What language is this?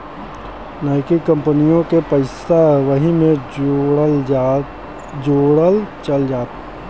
Bhojpuri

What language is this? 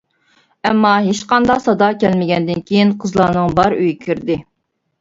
Uyghur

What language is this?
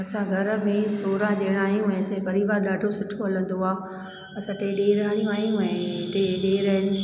Sindhi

